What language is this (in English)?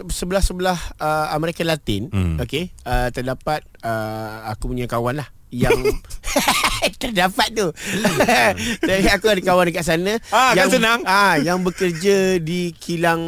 Malay